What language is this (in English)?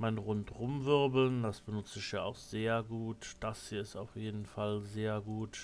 German